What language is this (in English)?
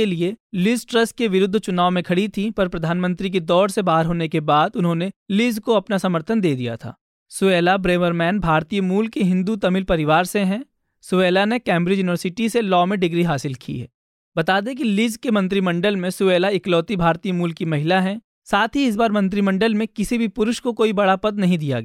Hindi